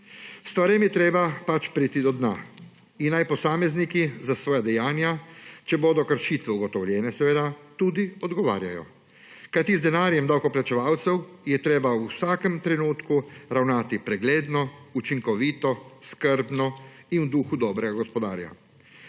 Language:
Slovenian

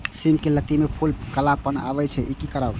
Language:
Maithili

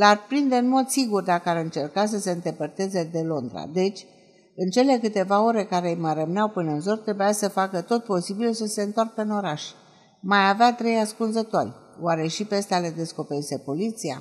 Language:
Romanian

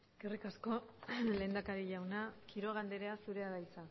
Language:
Basque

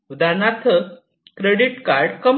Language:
Marathi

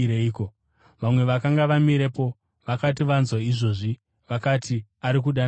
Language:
Shona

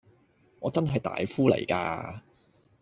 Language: Cantonese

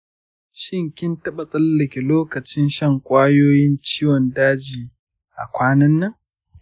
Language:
Hausa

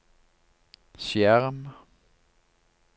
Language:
Norwegian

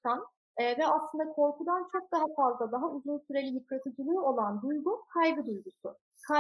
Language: Turkish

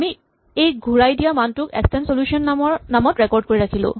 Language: Assamese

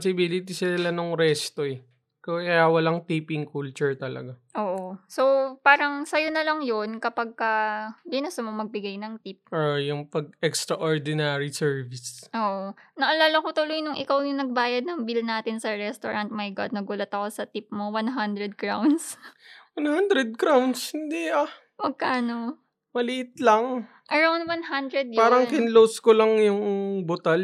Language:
Filipino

